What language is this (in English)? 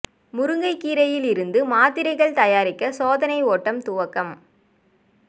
Tamil